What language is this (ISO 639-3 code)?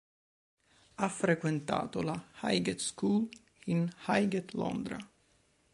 ita